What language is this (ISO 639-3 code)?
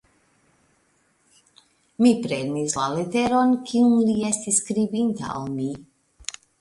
epo